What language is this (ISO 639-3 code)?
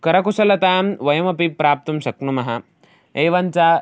san